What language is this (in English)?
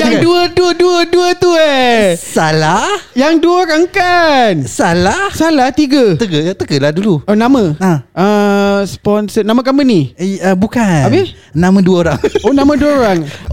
Malay